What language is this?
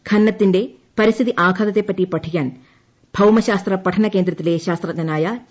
Malayalam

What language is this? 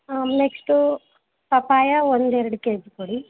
Kannada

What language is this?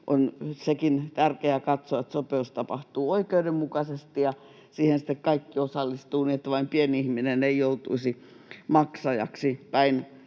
Finnish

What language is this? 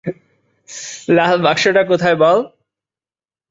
Bangla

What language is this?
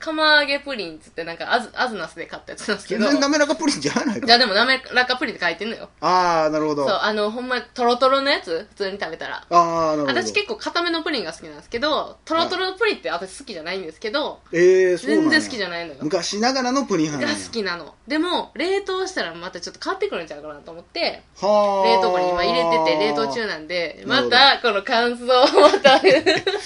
Japanese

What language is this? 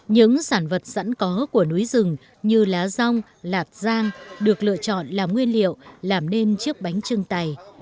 Vietnamese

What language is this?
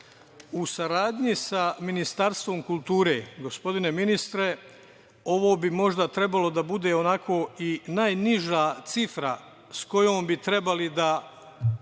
Serbian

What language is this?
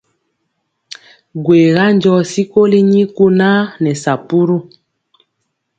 Mpiemo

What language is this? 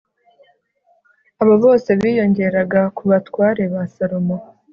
Kinyarwanda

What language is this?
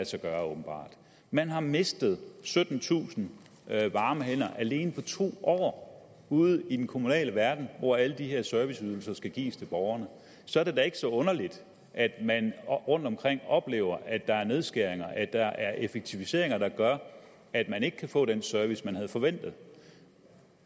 Danish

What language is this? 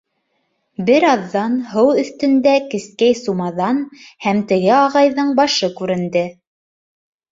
Bashkir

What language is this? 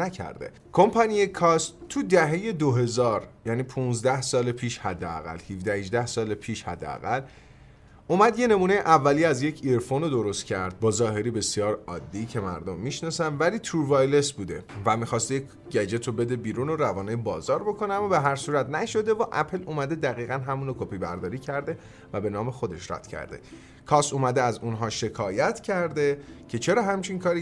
Persian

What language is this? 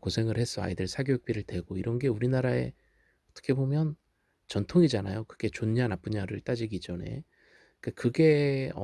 Korean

